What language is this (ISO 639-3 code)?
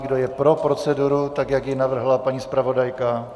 ces